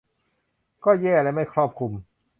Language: Thai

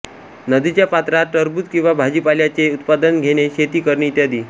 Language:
Marathi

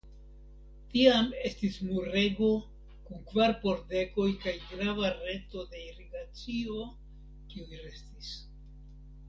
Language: Esperanto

